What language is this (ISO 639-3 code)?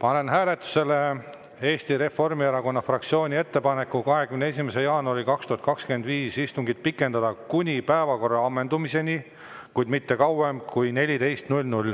est